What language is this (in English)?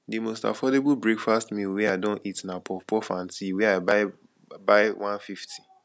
Nigerian Pidgin